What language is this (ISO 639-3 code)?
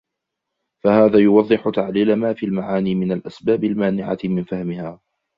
ara